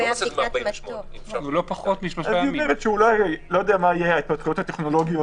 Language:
Hebrew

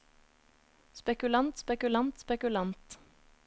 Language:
Norwegian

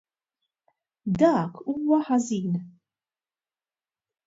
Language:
Maltese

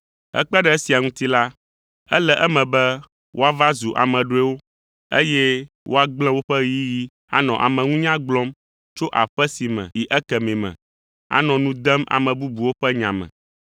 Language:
Ewe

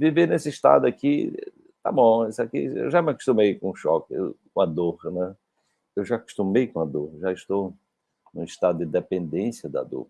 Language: Portuguese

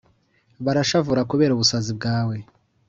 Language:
Kinyarwanda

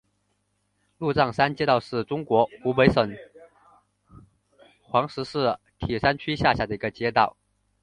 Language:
Chinese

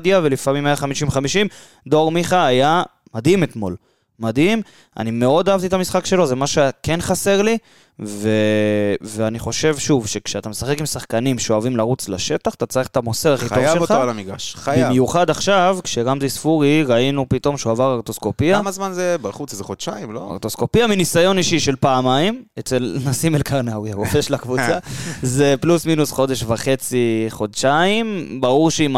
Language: Hebrew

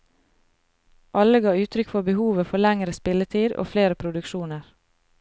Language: Norwegian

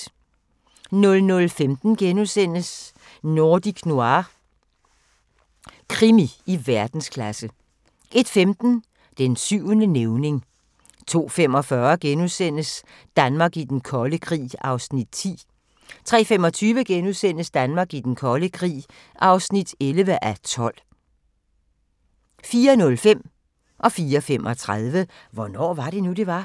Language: Danish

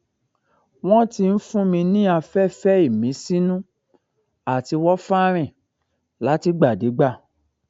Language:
Yoruba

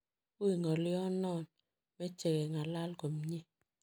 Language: Kalenjin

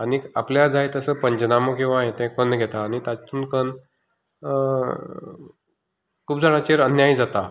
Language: Konkani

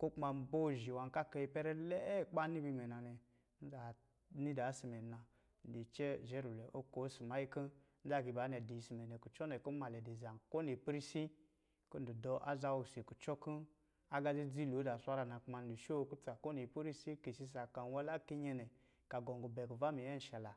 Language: Lijili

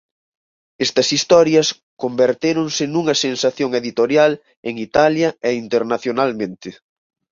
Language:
Galician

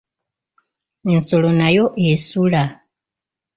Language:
Ganda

